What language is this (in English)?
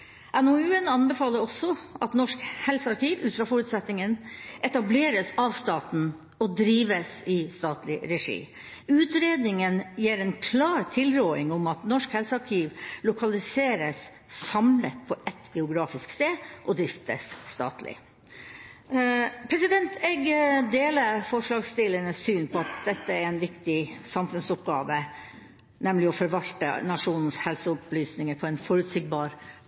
Norwegian Bokmål